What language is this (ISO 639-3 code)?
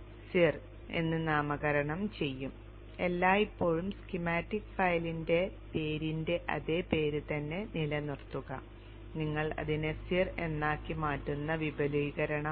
mal